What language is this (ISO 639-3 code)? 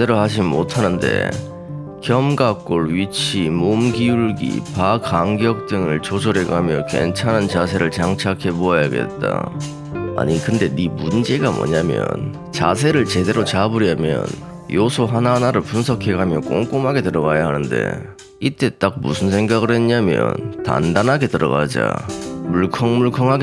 kor